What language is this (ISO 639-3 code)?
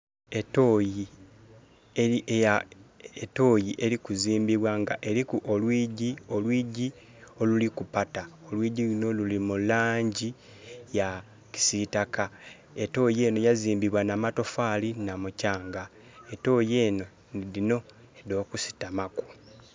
xog